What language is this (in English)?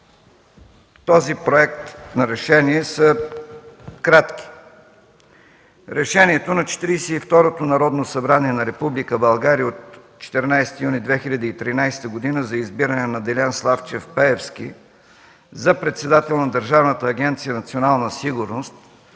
Bulgarian